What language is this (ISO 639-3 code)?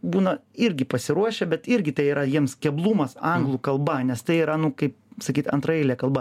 lit